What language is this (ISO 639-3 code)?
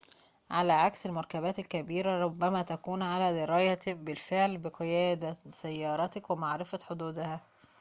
ara